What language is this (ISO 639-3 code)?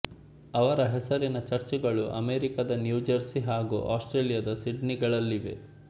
kan